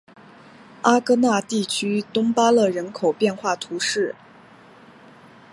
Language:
Chinese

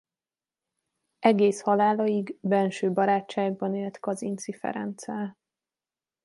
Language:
Hungarian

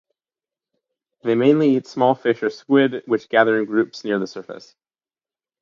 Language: English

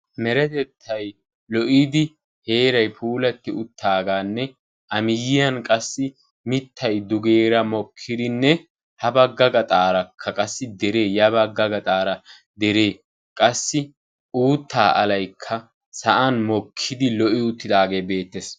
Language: Wolaytta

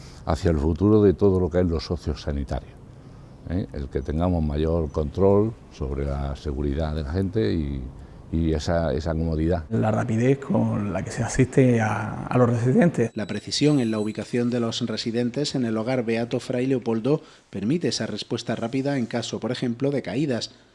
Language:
Spanish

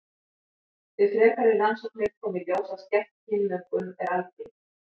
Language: Icelandic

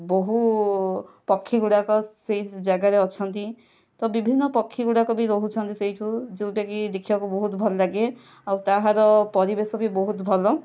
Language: Odia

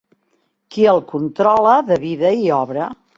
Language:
Catalan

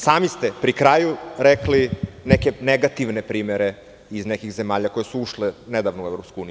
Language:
Serbian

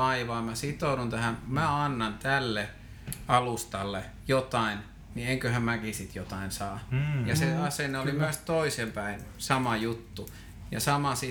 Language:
Finnish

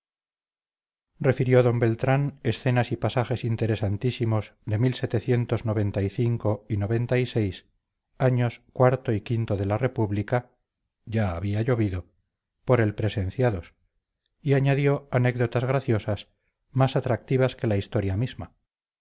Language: Spanish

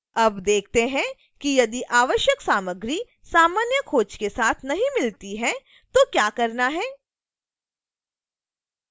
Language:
Hindi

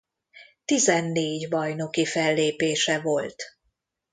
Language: Hungarian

